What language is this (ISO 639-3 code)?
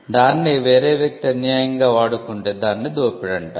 tel